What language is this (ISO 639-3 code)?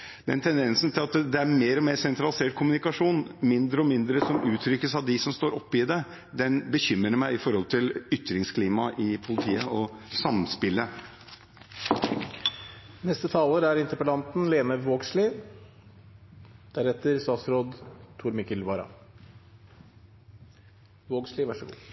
nor